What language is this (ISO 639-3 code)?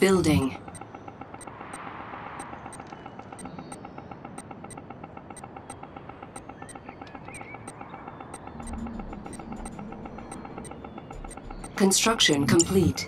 eng